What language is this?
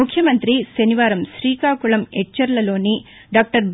Telugu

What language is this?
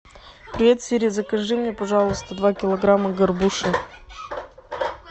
Russian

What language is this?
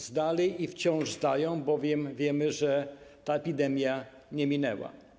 Polish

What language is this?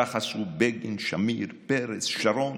Hebrew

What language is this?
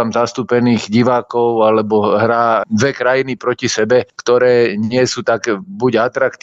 Slovak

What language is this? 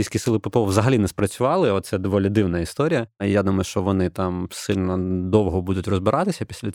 Ukrainian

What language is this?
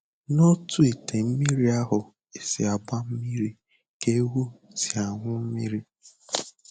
Igbo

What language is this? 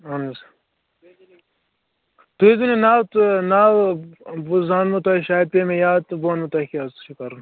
Kashmiri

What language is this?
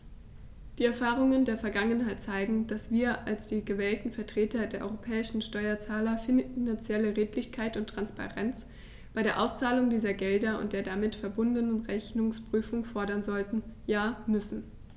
German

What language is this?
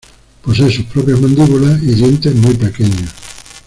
Spanish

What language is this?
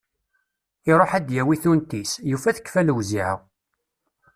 Kabyle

